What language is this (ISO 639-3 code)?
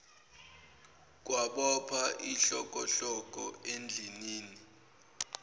zul